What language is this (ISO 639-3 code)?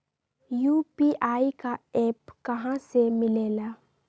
mag